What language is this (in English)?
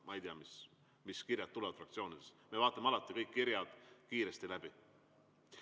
Estonian